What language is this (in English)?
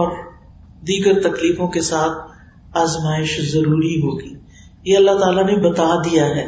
Urdu